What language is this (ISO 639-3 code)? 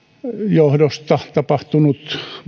fin